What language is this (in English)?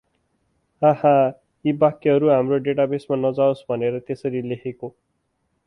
Nepali